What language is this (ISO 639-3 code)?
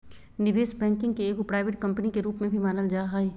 mag